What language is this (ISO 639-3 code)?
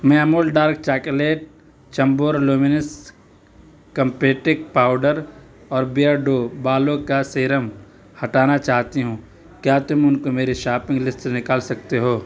urd